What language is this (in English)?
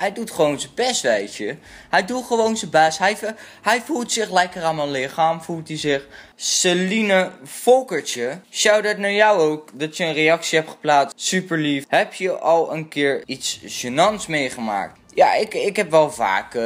Dutch